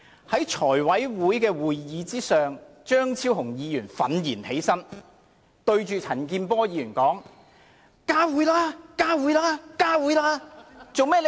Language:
Cantonese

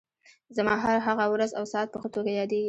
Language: Pashto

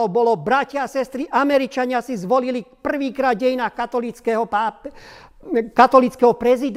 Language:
Slovak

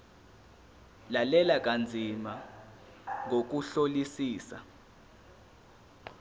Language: Zulu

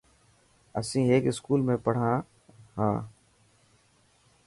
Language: Dhatki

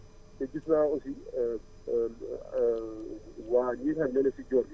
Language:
Wolof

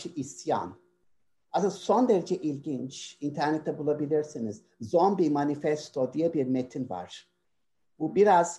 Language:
Turkish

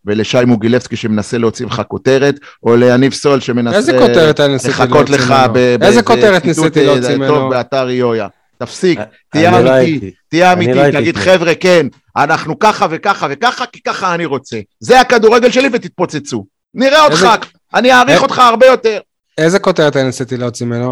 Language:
Hebrew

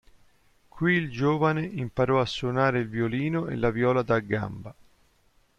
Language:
Italian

